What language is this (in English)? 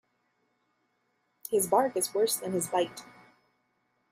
English